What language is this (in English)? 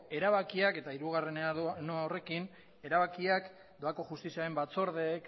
Basque